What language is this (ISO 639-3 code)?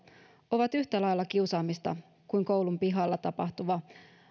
fin